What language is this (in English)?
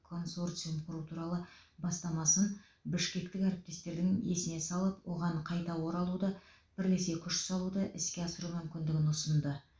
Kazakh